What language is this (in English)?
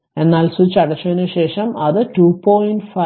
Malayalam